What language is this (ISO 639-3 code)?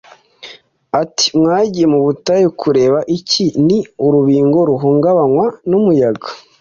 kin